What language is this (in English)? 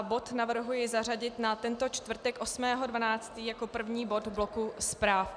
Czech